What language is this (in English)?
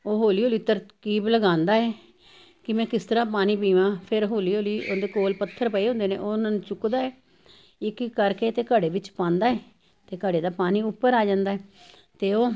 Punjabi